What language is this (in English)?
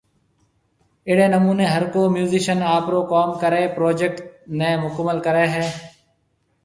Marwari (Pakistan)